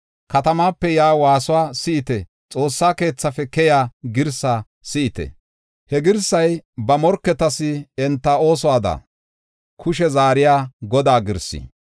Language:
Gofa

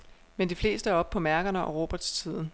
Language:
Danish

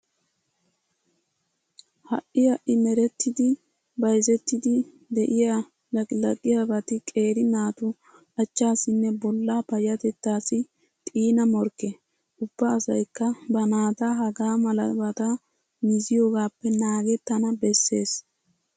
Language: Wolaytta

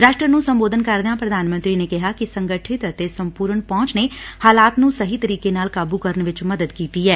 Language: Punjabi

